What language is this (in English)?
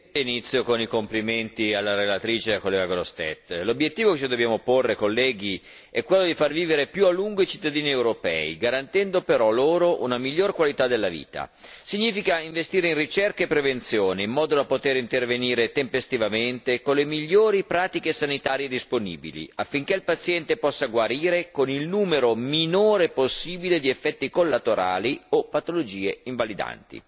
Italian